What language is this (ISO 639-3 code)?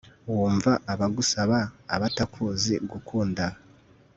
kin